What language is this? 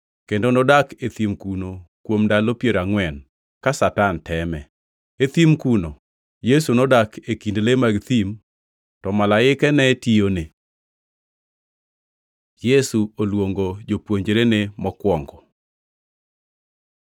Luo (Kenya and Tanzania)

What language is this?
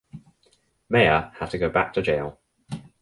English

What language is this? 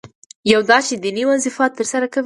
Pashto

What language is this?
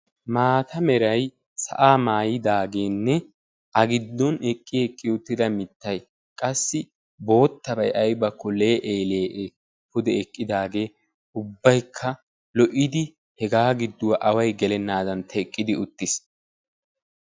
Wolaytta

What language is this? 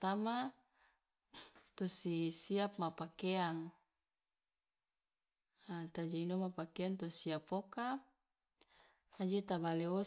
Loloda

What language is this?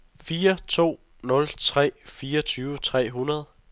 Danish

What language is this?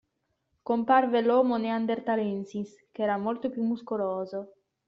Italian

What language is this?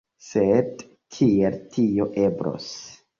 Esperanto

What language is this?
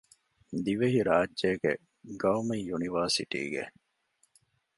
Divehi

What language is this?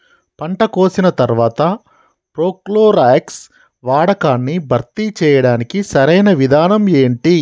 Telugu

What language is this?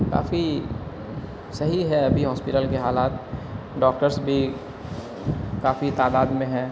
Urdu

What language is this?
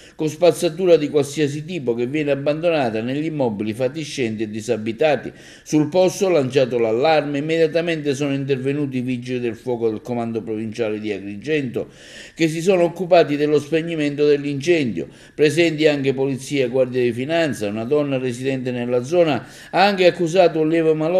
Italian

